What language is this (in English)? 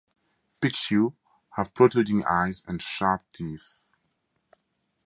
English